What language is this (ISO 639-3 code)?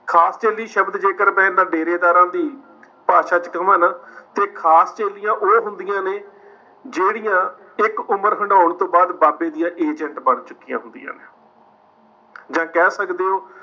pan